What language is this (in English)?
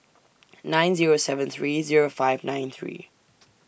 English